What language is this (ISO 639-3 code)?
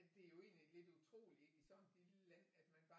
dan